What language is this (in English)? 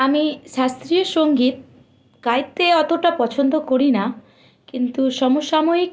Bangla